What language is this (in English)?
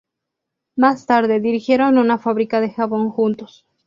Spanish